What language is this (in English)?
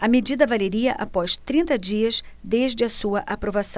Portuguese